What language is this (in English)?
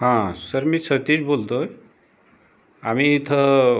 Marathi